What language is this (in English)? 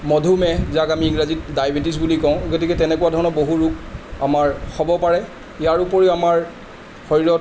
Assamese